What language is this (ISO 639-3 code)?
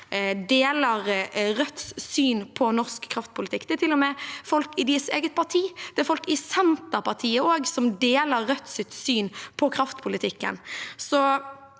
nor